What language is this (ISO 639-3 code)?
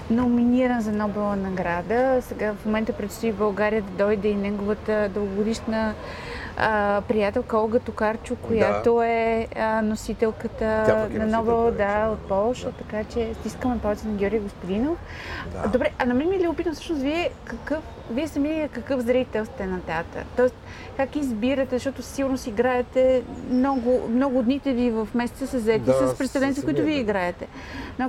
bul